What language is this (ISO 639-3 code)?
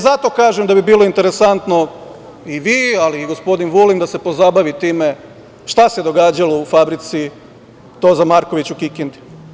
srp